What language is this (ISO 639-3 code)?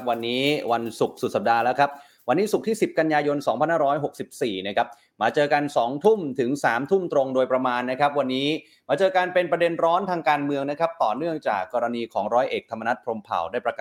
tha